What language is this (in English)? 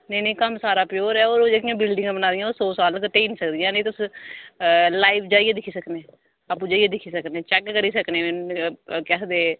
Dogri